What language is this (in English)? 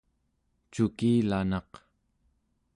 Central Yupik